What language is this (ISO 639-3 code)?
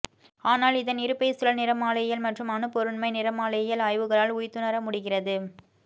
tam